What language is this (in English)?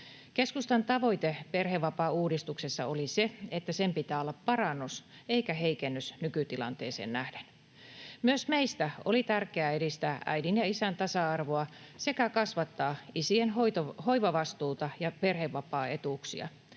Finnish